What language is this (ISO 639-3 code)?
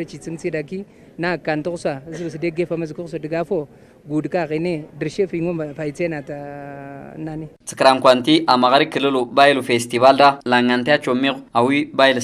ara